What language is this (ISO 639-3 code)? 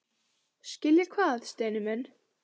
isl